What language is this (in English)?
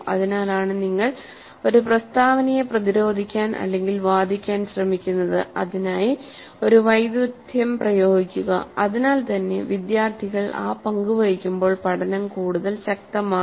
Malayalam